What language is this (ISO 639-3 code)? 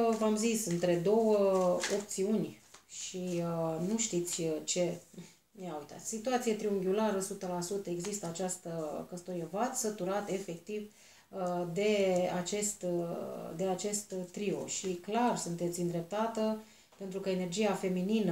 ron